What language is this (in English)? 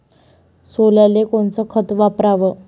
Marathi